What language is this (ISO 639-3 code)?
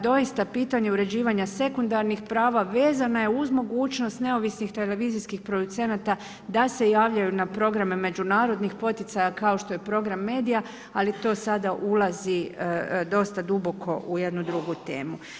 hrv